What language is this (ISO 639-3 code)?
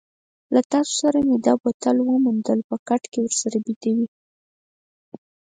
pus